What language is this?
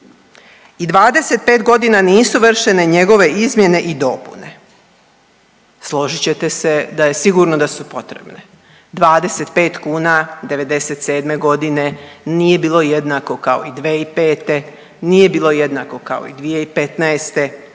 Croatian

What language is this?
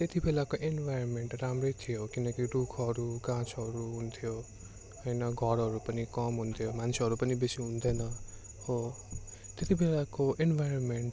Nepali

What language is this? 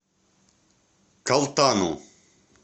Russian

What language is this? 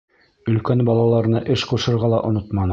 Bashkir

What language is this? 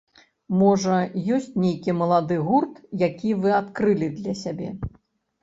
Belarusian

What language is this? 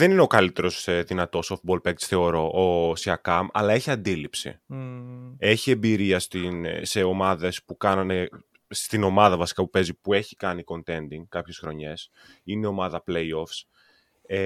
Greek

